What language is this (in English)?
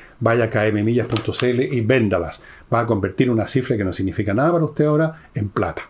Spanish